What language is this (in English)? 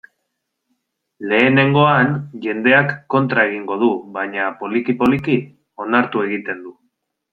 Basque